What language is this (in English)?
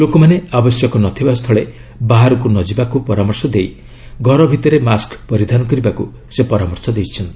Odia